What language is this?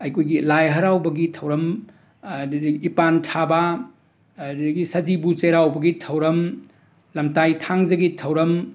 Manipuri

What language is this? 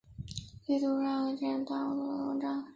Chinese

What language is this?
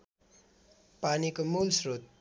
Nepali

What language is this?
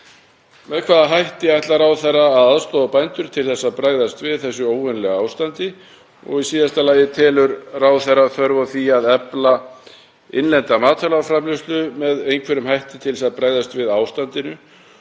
Icelandic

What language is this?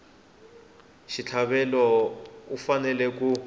Tsonga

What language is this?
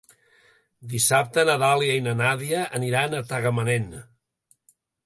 Catalan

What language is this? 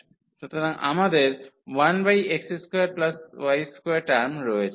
Bangla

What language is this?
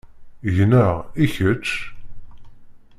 Kabyle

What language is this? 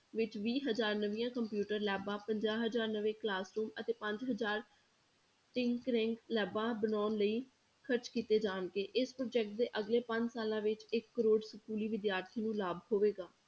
Punjabi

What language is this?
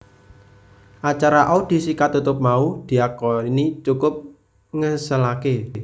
Javanese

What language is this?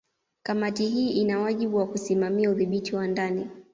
Swahili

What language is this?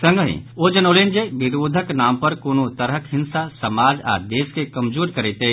Maithili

